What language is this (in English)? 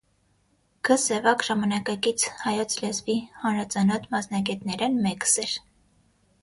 Armenian